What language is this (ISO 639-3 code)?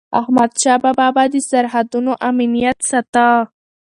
pus